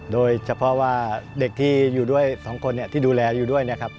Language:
Thai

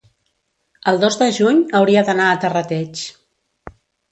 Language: Catalan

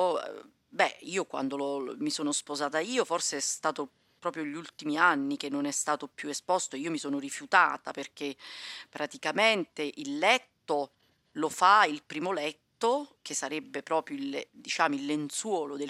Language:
Italian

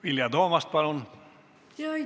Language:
Estonian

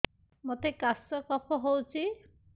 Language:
Odia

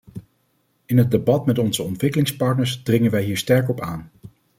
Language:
Dutch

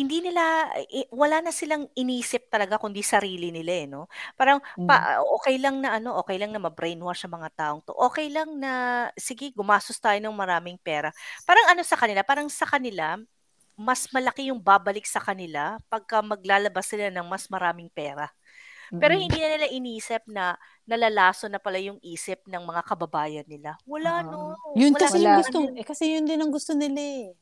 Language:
Filipino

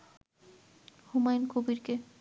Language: Bangla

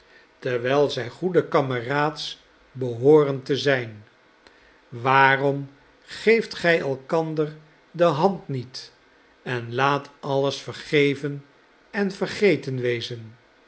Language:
Dutch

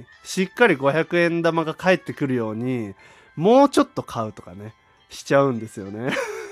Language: Japanese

